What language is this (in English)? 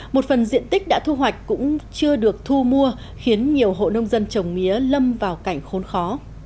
Vietnamese